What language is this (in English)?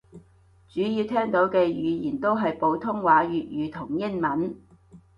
Cantonese